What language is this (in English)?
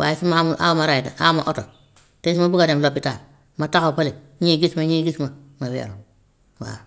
Gambian Wolof